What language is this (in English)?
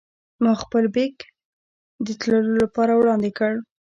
Pashto